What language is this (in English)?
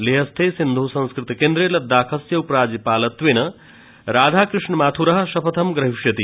Sanskrit